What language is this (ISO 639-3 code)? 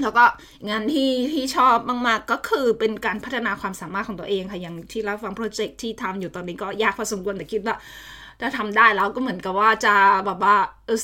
tha